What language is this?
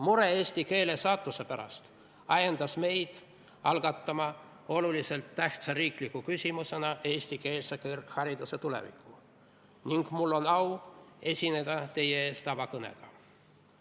Estonian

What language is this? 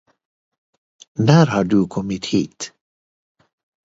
Swedish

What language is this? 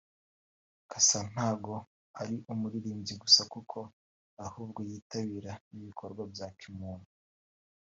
Kinyarwanda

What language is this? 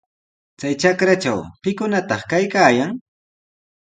Sihuas Ancash Quechua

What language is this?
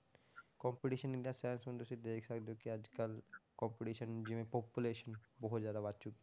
Punjabi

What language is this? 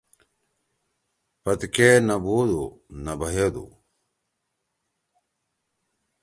Torwali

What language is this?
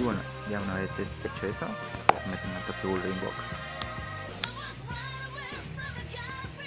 Spanish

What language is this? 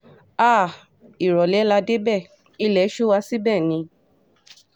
Yoruba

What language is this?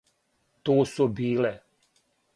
Serbian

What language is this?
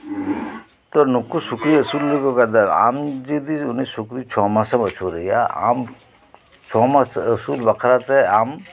Santali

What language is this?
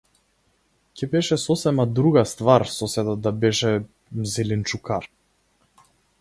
Macedonian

